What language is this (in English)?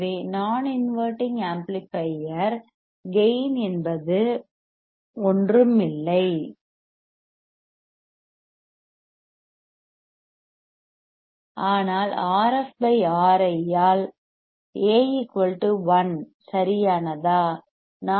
Tamil